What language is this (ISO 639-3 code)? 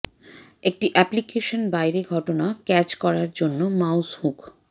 ben